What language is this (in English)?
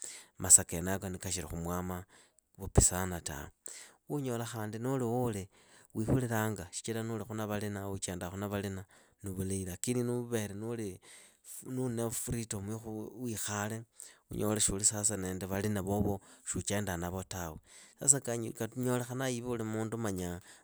Idakho-Isukha-Tiriki